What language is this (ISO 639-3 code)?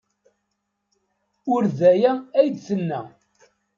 kab